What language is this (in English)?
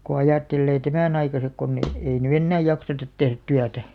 Finnish